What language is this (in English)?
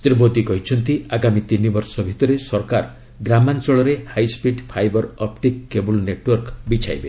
Odia